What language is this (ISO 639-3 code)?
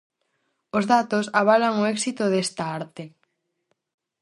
glg